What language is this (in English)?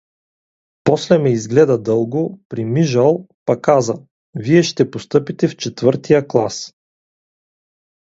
Bulgarian